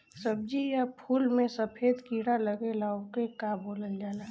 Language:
Bhojpuri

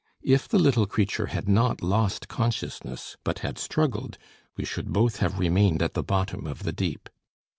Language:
English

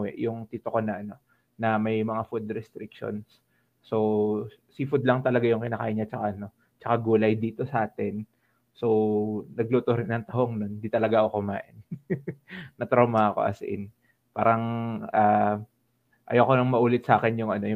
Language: Filipino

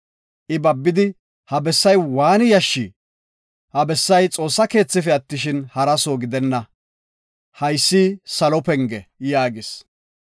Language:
Gofa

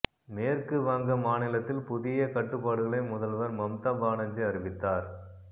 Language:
Tamil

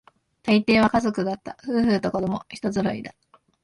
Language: Japanese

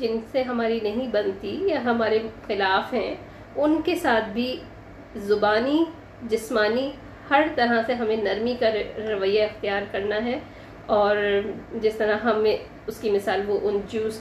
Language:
Urdu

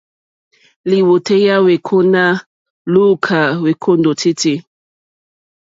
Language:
Mokpwe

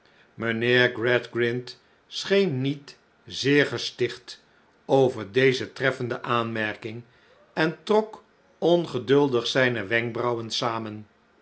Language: Dutch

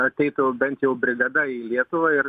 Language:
Lithuanian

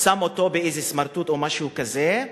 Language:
Hebrew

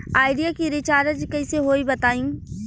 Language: Bhojpuri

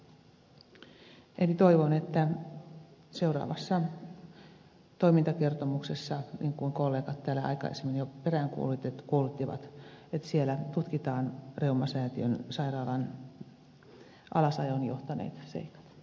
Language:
Finnish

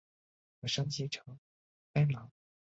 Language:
Chinese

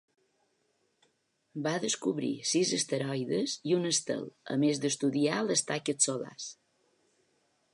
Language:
Catalan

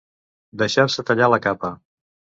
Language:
Catalan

